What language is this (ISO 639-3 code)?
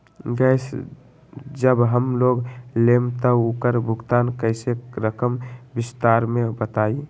mag